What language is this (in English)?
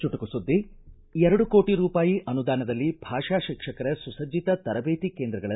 Kannada